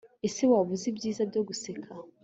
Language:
Kinyarwanda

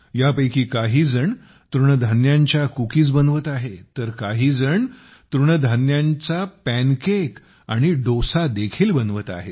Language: Marathi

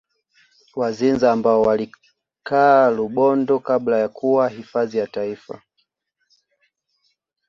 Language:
Swahili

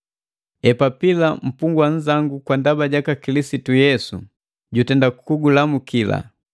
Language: Matengo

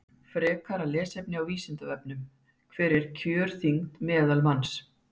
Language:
Icelandic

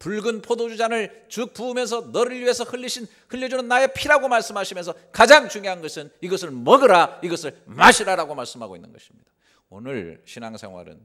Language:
Korean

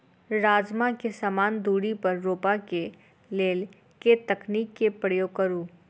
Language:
Maithili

